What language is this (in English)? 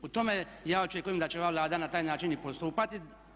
Croatian